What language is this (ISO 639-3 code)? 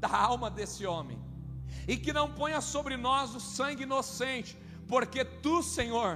por